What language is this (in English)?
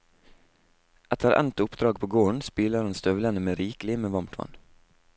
Norwegian